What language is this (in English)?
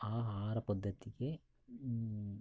Kannada